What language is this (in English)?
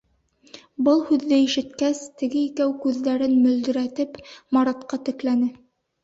Bashkir